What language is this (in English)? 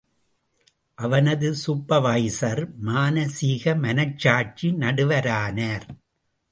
Tamil